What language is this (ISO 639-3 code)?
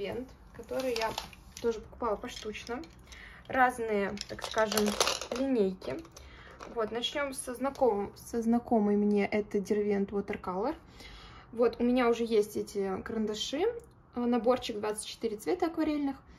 rus